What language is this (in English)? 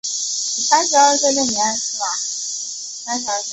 Chinese